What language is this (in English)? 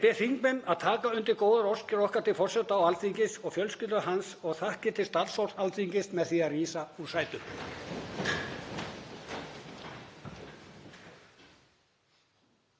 Icelandic